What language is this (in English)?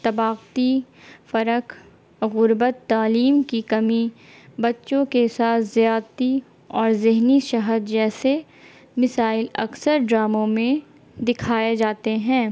Urdu